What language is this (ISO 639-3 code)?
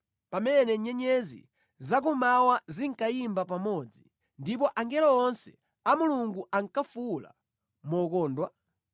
nya